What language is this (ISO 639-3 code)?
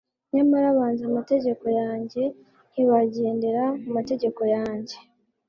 kin